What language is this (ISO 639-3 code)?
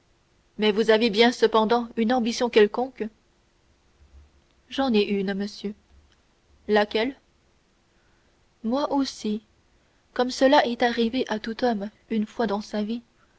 fra